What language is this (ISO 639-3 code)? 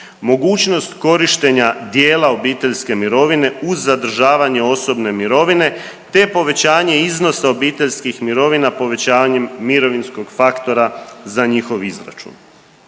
hrv